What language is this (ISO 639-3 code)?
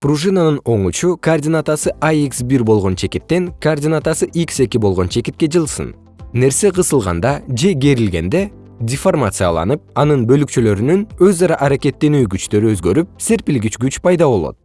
kir